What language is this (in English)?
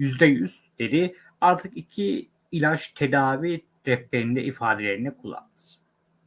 Turkish